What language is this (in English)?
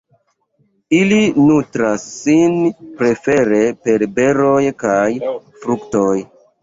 Esperanto